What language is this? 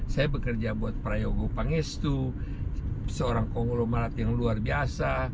Indonesian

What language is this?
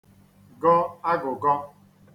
Igbo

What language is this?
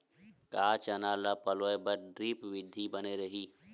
Chhattisgarhi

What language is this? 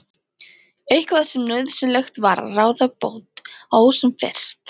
Icelandic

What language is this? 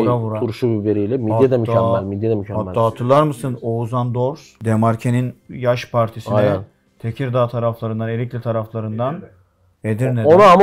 Turkish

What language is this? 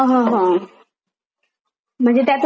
Marathi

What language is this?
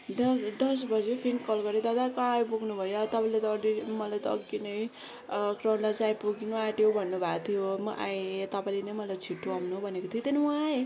Nepali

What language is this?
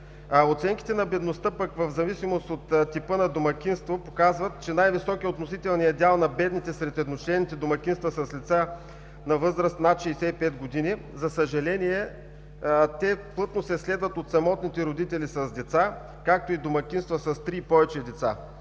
Bulgarian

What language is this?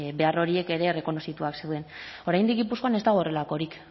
Basque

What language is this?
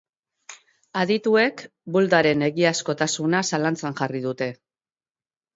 Basque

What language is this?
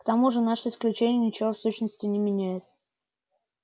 Russian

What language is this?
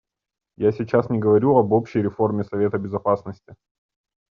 Russian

